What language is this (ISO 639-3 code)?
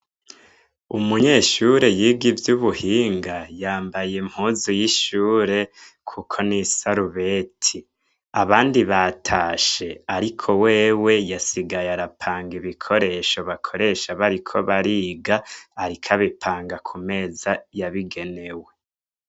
run